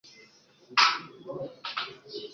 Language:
Kinyarwanda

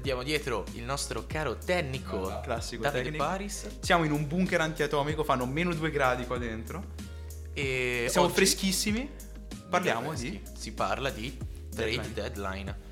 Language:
Italian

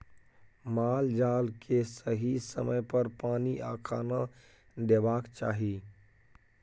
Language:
Maithili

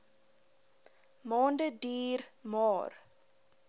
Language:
Afrikaans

